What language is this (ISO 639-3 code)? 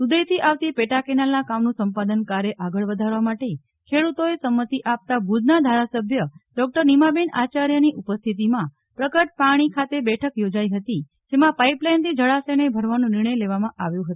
guj